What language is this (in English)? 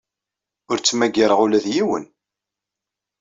Kabyle